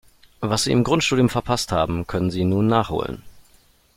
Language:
German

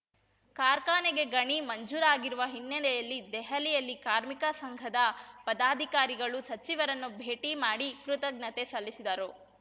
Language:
Kannada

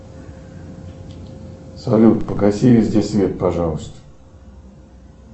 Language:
Russian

